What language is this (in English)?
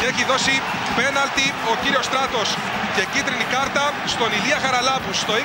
Greek